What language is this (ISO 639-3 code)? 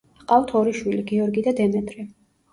kat